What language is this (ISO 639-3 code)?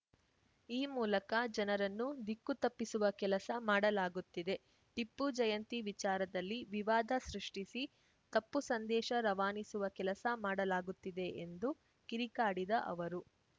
kan